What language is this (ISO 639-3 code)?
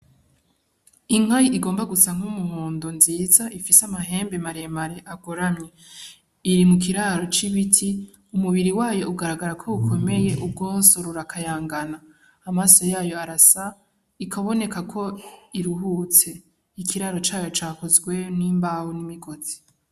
run